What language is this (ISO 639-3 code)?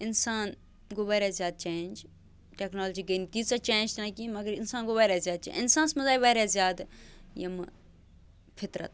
kas